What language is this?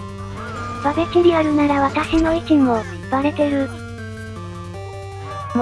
Japanese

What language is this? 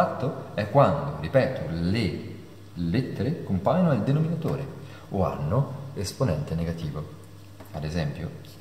Italian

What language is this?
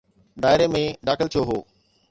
Sindhi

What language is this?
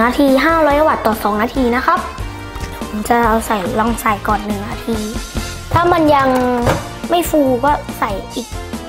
Thai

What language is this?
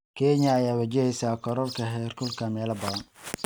Somali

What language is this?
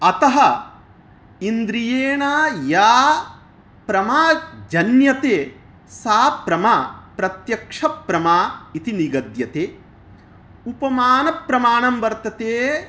Sanskrit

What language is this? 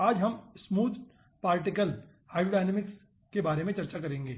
Hindi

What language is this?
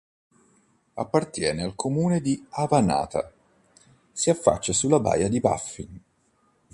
Italian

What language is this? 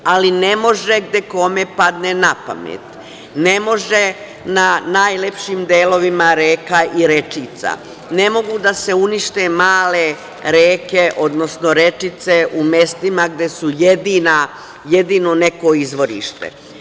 Serbian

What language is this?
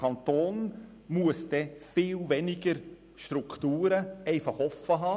Swiss German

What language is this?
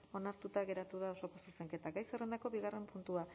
Basque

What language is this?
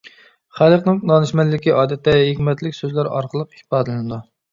Uyghur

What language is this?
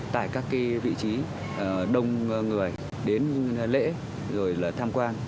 Vietnamese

